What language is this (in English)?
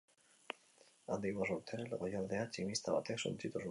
Basque